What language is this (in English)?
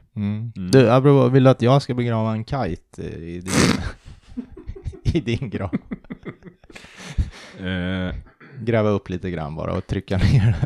Swedish